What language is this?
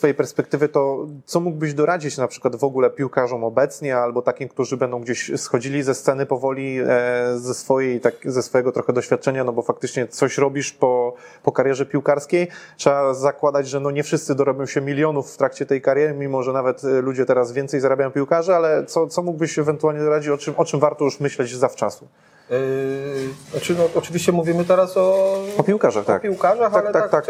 Polish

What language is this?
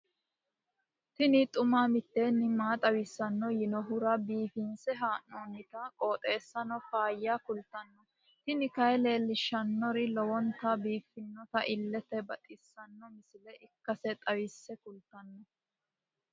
Sidamo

